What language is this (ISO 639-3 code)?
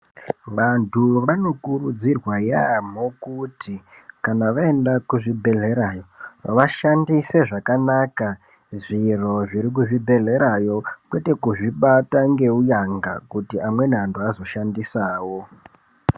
ndc